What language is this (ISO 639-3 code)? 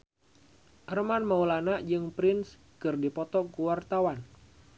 sun